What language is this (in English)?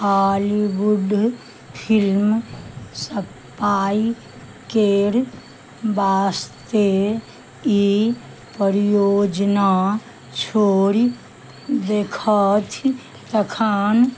Maithili